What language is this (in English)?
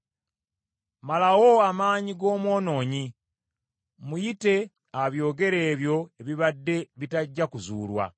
Ganda